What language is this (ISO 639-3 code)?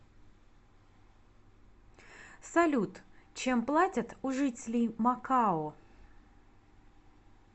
rus